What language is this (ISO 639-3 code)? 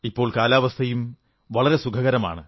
mal